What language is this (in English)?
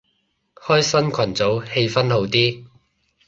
Cantonese